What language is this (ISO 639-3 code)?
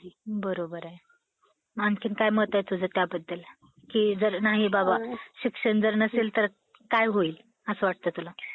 mar